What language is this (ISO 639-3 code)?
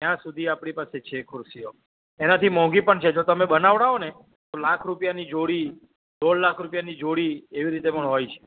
guj